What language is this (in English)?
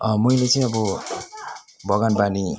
Nepali